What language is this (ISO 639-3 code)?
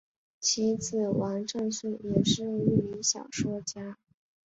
zho